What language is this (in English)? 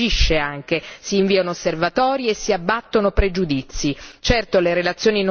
Italian